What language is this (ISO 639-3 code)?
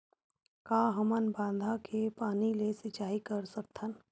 hne